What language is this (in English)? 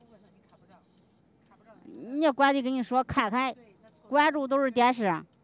Chinese